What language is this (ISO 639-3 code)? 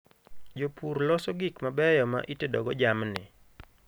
luo